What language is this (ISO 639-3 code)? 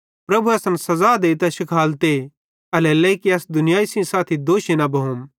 bhd